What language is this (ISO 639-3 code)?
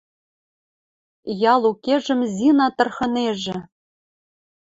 mrj